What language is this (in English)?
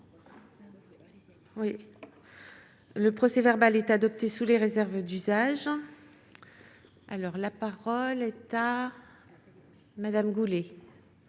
French